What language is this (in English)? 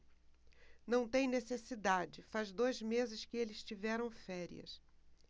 Portuguese